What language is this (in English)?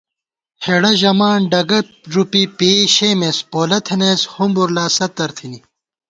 Gawar-Bati